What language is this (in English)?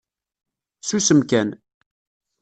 Kabyle